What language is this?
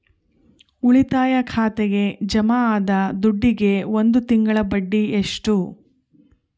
Kannada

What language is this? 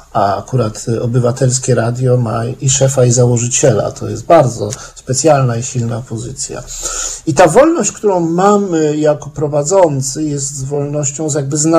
Polish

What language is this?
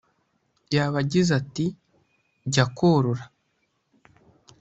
Kinyarwanda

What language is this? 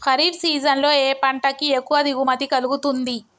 Telugu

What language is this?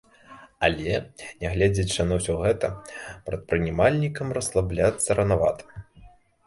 Belarusian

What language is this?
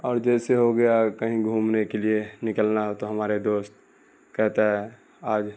Urdu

